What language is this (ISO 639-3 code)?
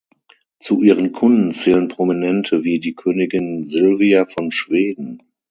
deu